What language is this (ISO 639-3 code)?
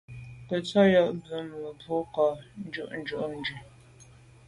byv